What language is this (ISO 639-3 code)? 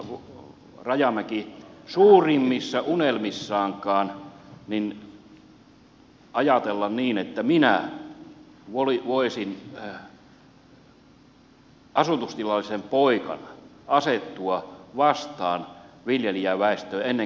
fin